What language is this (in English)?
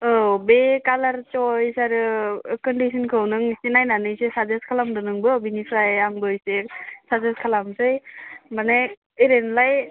Bodo